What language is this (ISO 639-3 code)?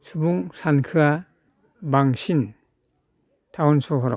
brx